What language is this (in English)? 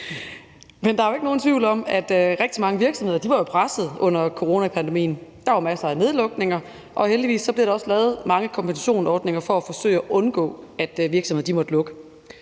Danish